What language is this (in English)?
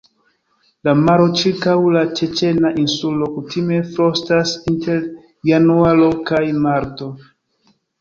Esperanto